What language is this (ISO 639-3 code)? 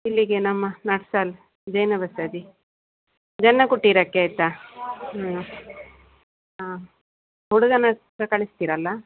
kan